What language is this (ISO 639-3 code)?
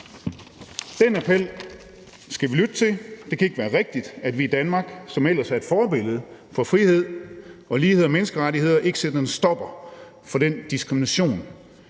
dan